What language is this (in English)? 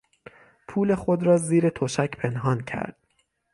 Persian